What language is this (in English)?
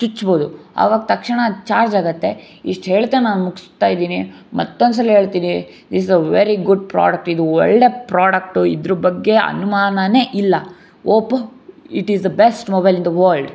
Kannada